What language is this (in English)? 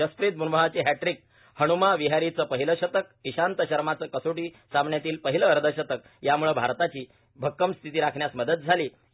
Marathi